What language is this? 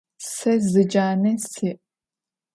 Adyghe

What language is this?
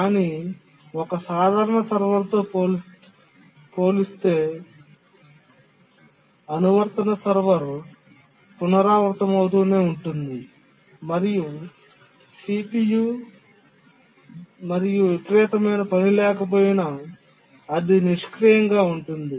Telugu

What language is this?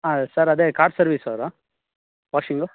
Kannada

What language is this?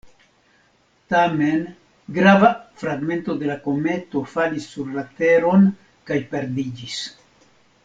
Esperanto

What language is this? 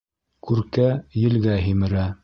Bashkir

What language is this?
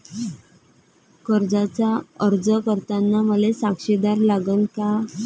Marathi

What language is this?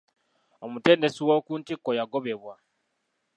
Ganda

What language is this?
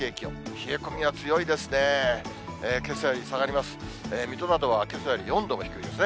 Japanese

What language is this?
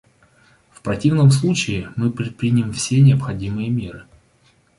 Russian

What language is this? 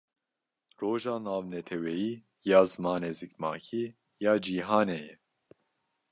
Kurdish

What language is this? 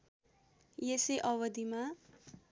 Nepali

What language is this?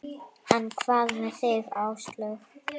Icelandic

